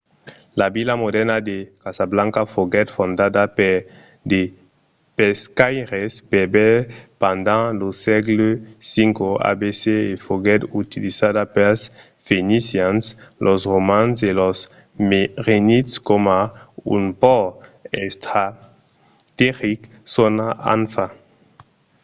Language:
Occitan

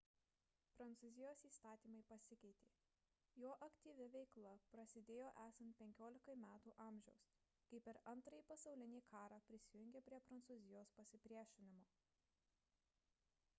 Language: Lithuanian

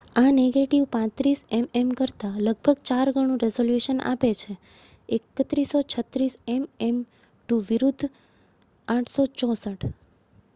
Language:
Gujarati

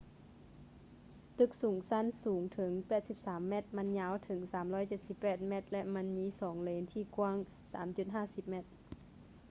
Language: Lao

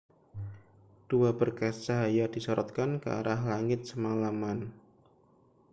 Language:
Indonesian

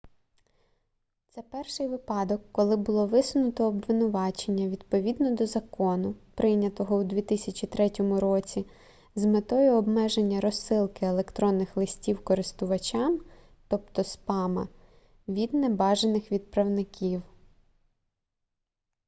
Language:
Ukrainian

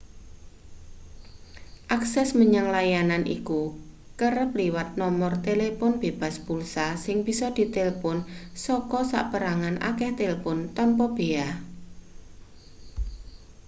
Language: Javanese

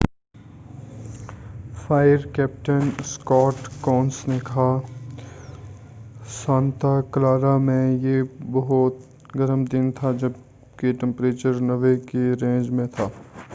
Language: Urdu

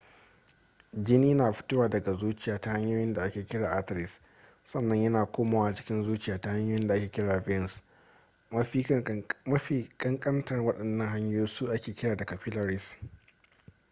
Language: Hausa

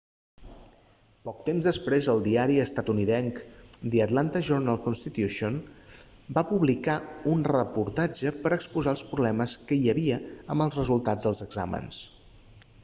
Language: Catalan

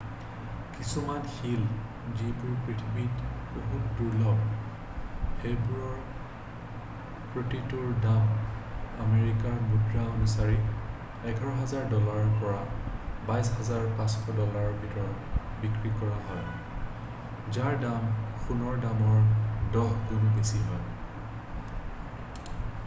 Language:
Assamese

